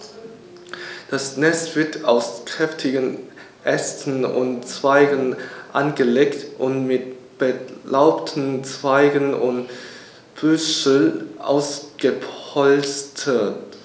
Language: German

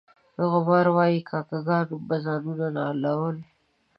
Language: Pashto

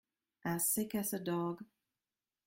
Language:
English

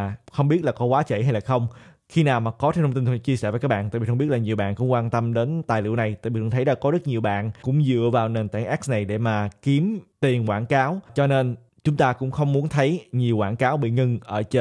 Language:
Vietnamese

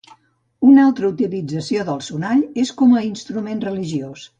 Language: Catalan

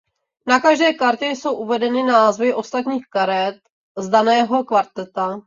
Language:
Czech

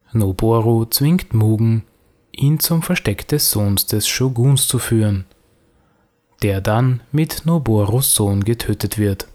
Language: German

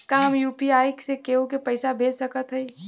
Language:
Bhojpuri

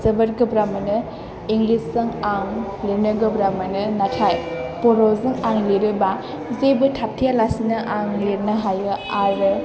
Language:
Bodo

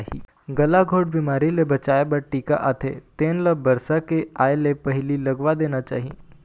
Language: Chhattisgarhi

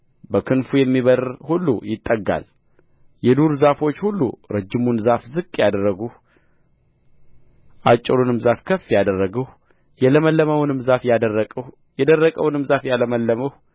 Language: Amharic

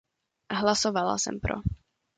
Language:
Czech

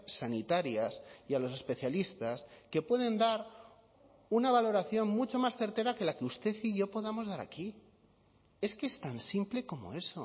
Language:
Spanish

